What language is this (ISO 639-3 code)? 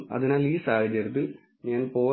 mal